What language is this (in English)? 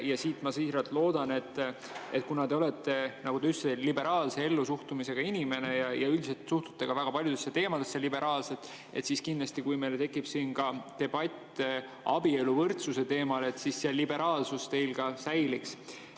Estonian